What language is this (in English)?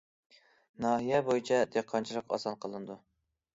Uyghur